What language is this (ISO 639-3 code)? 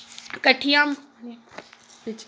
doi